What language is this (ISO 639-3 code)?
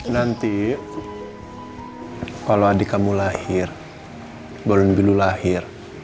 ind